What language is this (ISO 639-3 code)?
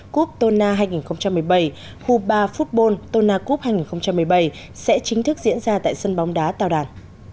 vie